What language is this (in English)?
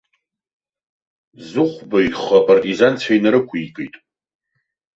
Abkhazian